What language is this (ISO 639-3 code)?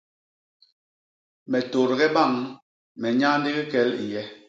bas